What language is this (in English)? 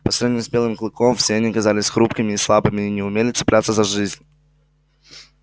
Russian